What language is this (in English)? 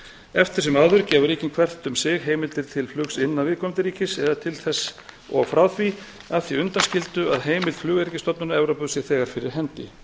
Icelandic